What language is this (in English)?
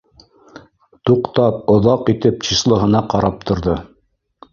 Bashkir